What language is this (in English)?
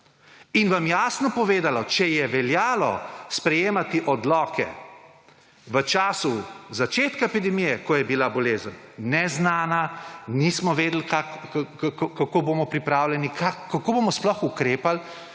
Slovenian